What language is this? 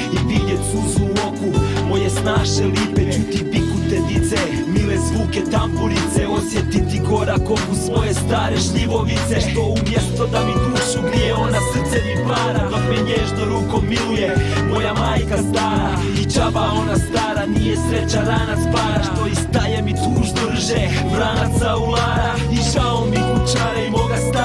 Croatian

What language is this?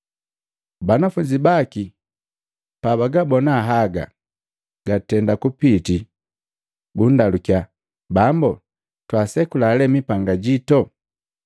Matengo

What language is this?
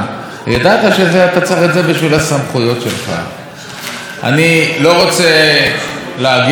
Hebrew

